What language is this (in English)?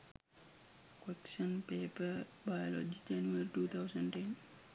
Sinhala